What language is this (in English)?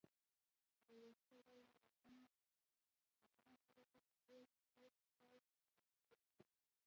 Pashto